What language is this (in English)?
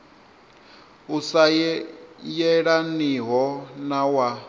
Venda